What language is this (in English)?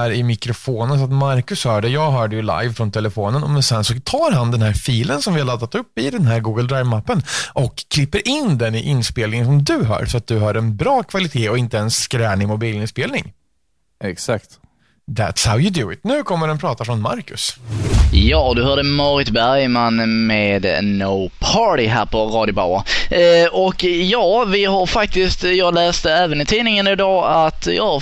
Swedish